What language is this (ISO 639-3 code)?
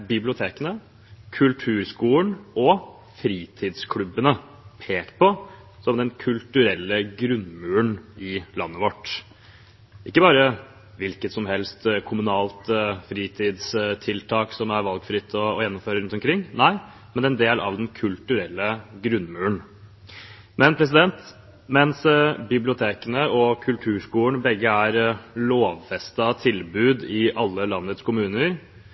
nob